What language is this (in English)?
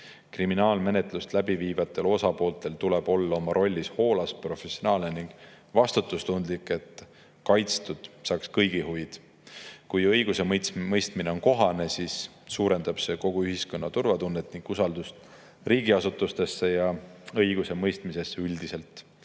Estonian